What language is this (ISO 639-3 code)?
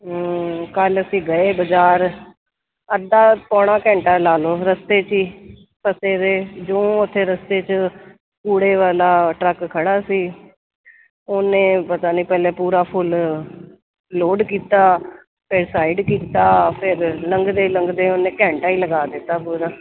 pan